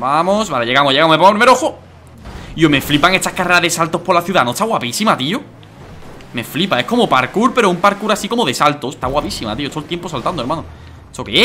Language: Spanish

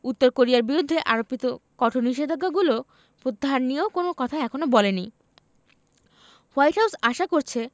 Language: Bangla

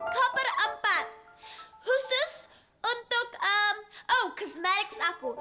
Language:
Indonesian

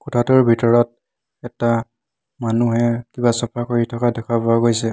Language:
Assamese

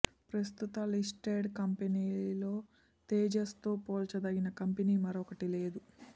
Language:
Telugu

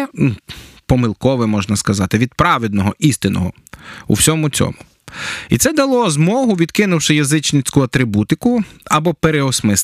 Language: Ukrainian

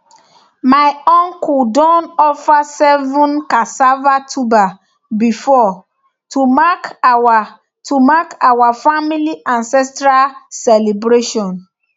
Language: Nigerian Pidgin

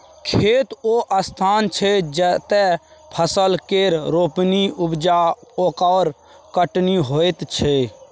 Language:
Maithili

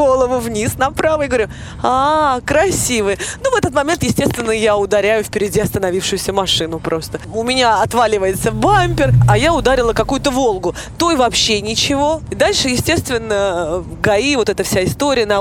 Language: Russian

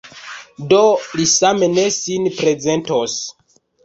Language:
Esperanto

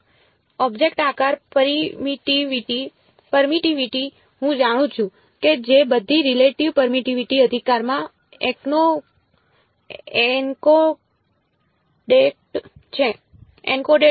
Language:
Gujarati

